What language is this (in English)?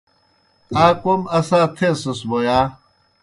Kohistani Shina